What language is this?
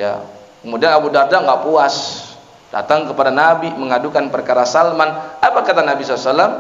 Indonesian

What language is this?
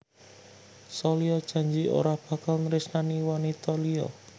Javanese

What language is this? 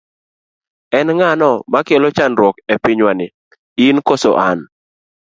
Luo (Kenya and Tanzania)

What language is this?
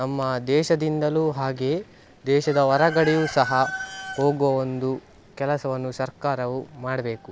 Kannada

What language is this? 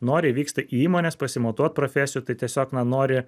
Lithuanian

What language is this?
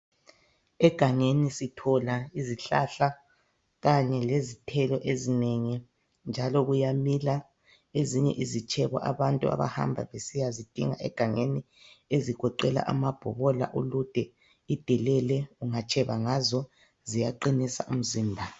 North Ndebele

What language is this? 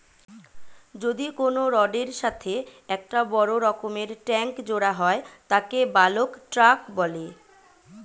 Bangla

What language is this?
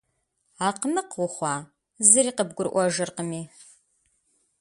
Kabardian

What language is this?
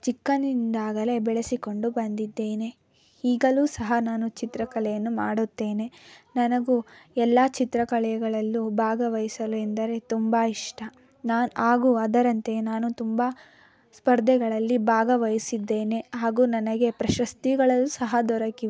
Kannada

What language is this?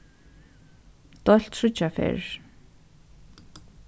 Faroese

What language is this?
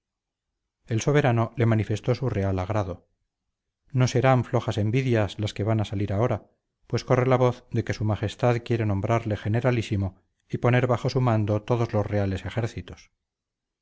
Spanish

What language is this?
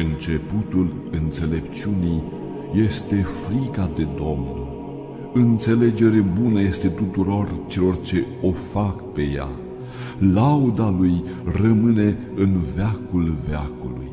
Romanian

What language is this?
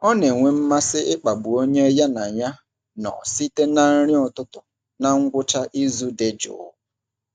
Igbo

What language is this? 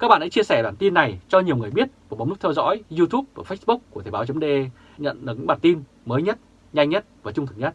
Vietnamese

